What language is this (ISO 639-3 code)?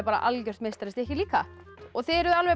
isl